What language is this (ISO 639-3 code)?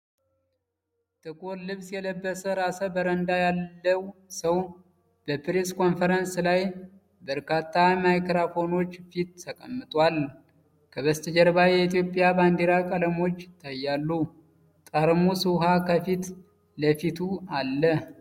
amh